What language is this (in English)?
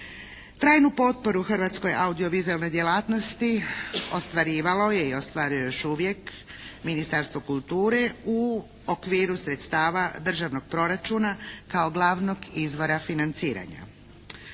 Croatian